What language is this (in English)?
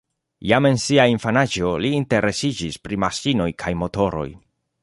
Esperanto